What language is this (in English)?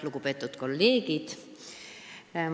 Estonian